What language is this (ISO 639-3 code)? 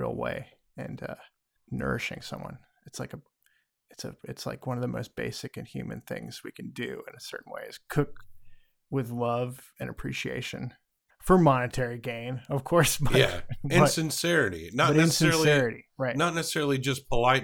eng